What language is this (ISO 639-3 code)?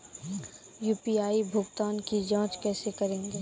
mai